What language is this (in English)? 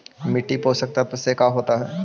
Magahi